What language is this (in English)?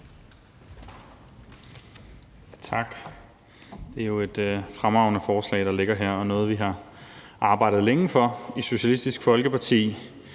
Danish